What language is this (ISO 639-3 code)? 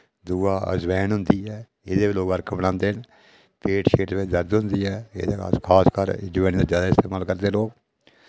doi